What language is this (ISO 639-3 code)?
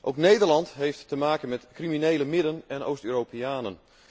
nld